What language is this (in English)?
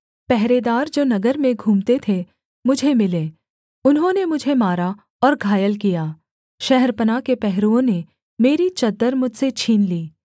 Hindi